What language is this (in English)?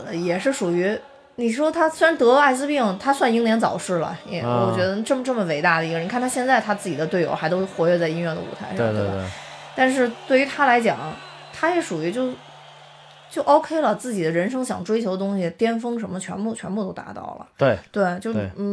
Chinese